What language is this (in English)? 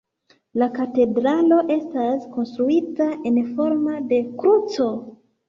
Esperanto